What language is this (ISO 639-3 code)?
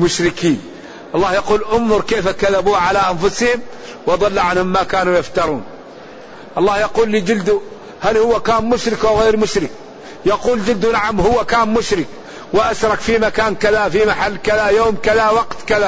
ara